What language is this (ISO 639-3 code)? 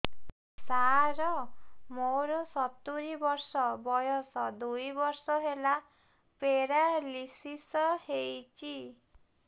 ori